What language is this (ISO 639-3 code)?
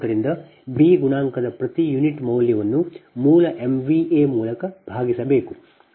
kan